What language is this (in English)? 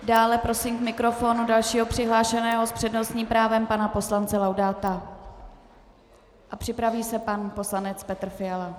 Czech